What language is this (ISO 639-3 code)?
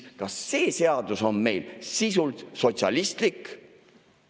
est